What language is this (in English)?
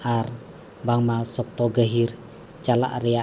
Santali